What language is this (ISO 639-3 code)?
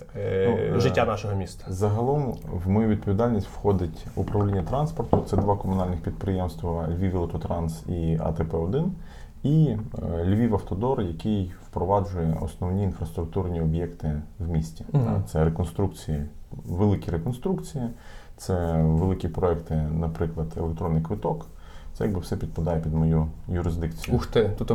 ukr